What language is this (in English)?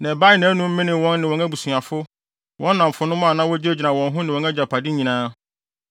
Akan